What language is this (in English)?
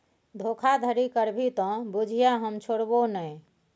Maithili